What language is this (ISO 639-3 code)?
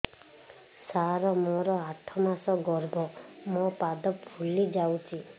ori